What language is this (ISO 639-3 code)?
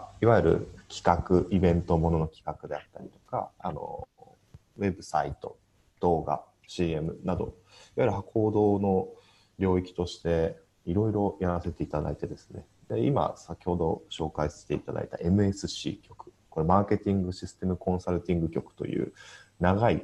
jpn